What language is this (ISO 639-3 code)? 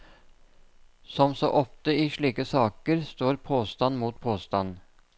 nor